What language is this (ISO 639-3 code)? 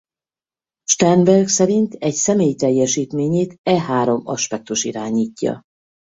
hun